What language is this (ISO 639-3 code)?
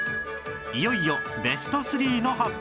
jpn